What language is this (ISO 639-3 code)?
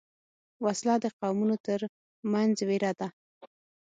pus